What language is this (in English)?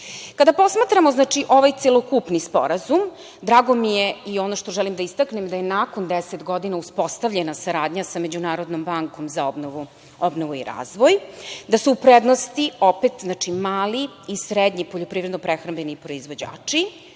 Serbian